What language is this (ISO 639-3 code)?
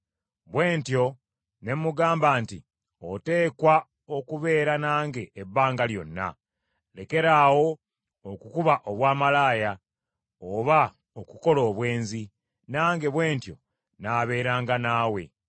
lug